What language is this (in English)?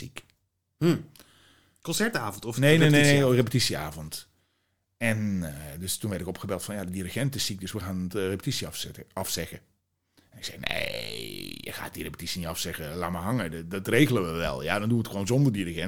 Dutch